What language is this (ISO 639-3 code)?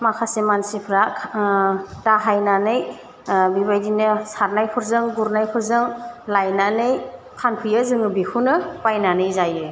brx